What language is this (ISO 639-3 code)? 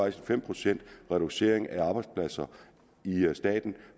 dan